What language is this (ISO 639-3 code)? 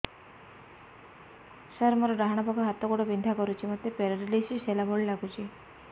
ori